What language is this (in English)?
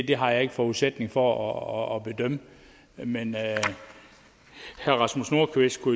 Danish